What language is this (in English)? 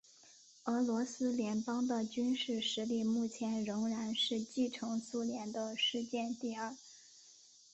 Chinese